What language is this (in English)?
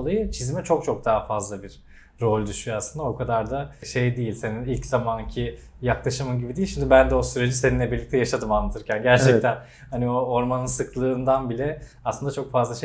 Turkish